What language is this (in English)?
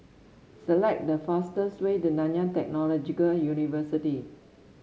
English